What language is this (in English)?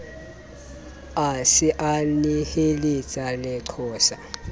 Southern Sotho